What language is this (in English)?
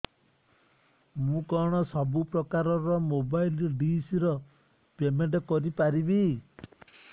Odia